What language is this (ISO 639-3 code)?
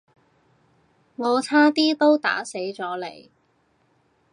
yue